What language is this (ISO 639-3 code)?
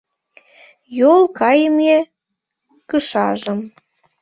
chm